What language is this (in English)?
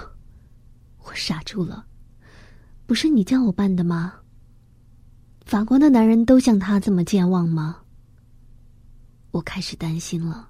Chinese